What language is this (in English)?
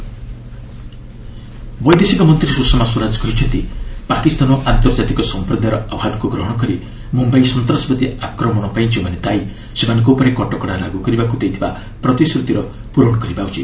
Odia